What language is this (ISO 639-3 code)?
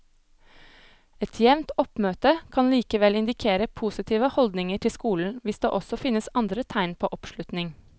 nor